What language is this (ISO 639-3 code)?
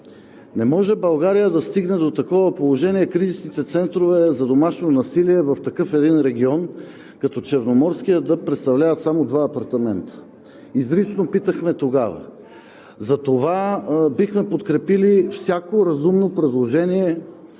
bul